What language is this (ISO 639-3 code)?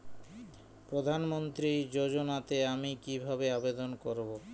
ben